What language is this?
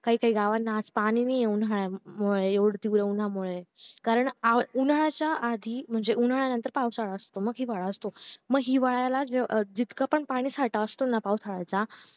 Marathi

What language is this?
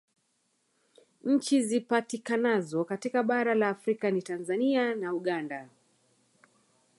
Swahili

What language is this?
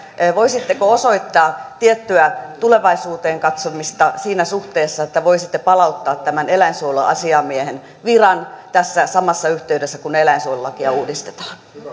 Finnish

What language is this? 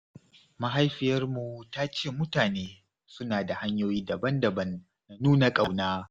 Hausa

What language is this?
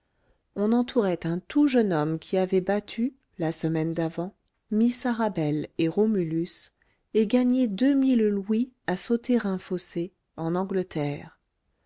French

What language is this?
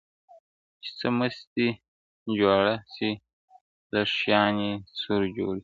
Pashto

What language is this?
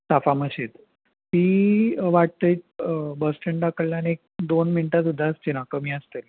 Konkani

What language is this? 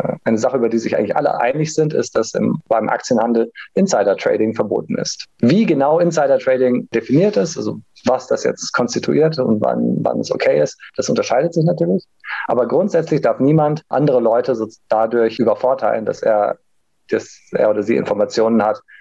German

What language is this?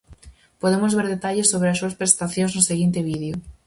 Galician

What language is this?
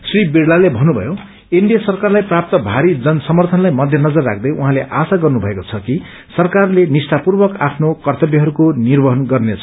Nepali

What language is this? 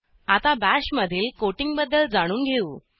Marathi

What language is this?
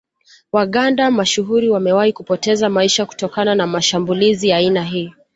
Swahili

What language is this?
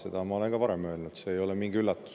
Estonian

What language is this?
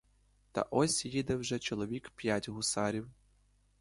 Ukrainian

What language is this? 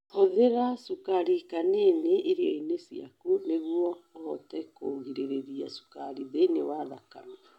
Kikuyu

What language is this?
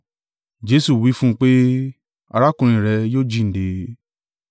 Yoruba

